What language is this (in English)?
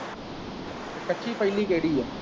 Punjabi